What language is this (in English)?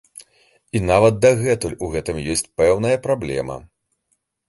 Belarusian